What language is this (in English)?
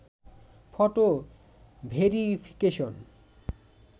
Bangla